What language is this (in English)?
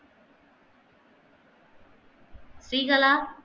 Tamil